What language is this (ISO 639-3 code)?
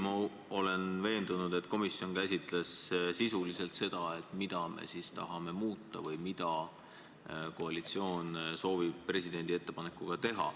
est